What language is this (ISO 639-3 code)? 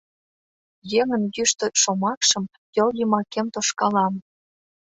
chm